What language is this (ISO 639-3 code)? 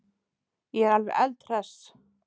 isl